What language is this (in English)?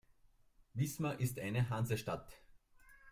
German